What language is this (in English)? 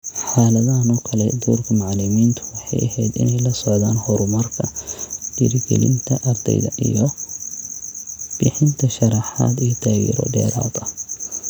Somali